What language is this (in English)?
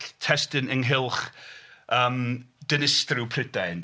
Welsh